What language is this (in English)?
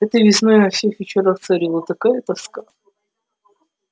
Russian